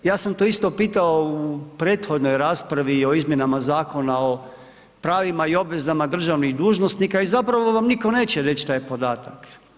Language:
Croatian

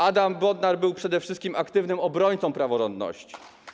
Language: Polish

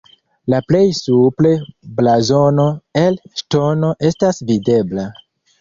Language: Esperanto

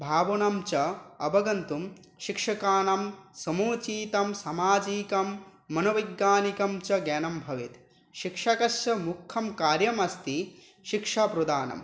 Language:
Sanskrit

